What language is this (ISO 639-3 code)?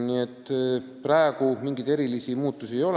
est